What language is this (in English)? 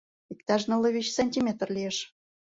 Mari